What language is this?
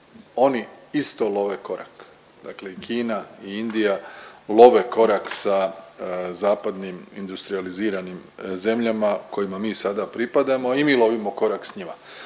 Croatian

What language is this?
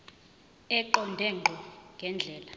Zulu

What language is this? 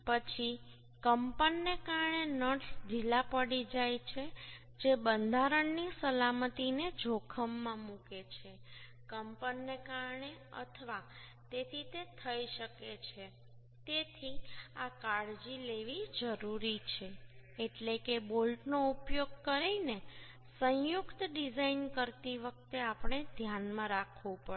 Gujarati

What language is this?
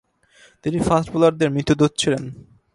Bangla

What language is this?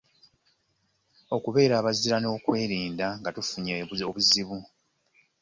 Ganda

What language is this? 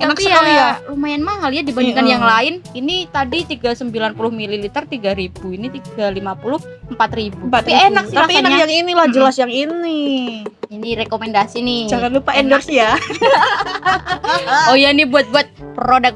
Indonesian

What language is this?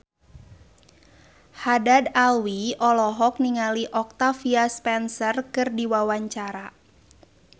Sundanese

